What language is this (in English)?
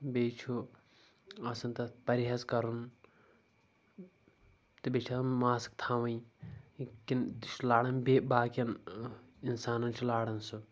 Kashmiri